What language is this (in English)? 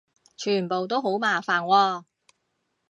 Cantonese